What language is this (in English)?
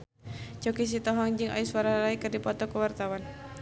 Sundanese